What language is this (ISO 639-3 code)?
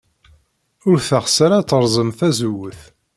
kab